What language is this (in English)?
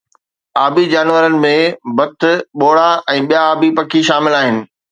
Sindhi